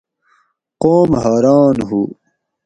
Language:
Gawri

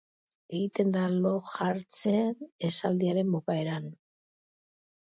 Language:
Basque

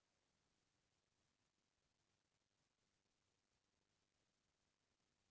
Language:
Chhattisgarhi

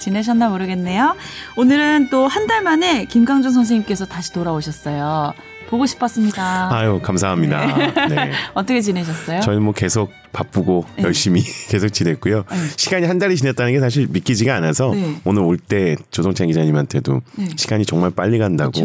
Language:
Korean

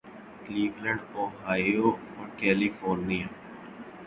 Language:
Urdu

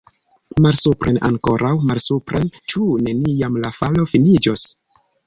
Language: Esperanto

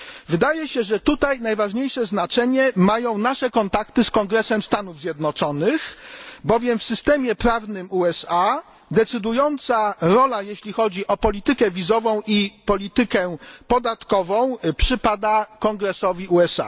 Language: Polish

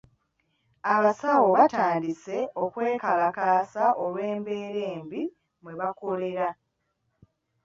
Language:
Ganda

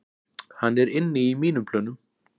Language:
Icelandic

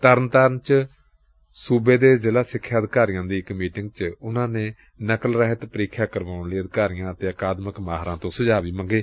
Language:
Punjabi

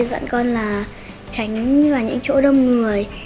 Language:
Vietnamese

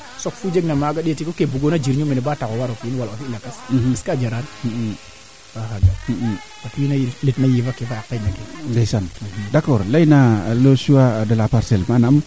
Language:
Serer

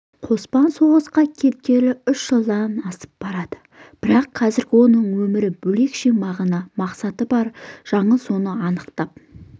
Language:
Kazakh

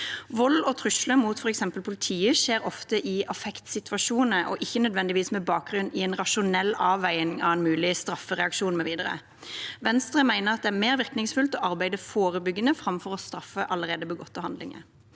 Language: Norwegian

